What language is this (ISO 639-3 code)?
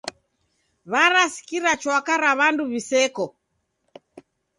dav